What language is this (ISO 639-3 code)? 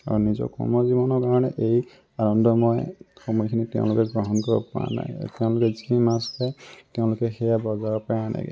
asm